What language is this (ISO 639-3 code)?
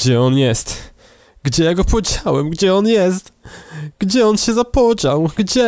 pol